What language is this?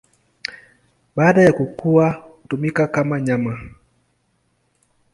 Swahili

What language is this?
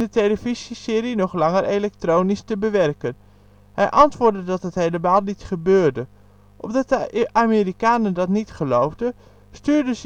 Dutch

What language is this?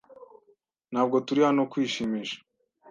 Kinyarwanda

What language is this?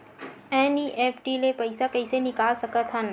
Chhattisgarhi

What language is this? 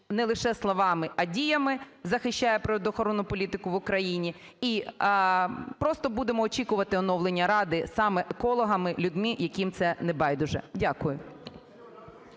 Ukrainian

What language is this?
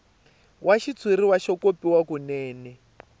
Tsonga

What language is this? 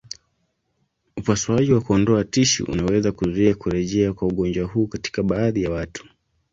Swahili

